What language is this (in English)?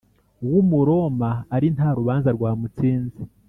Kinyarwanda